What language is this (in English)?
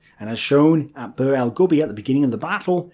English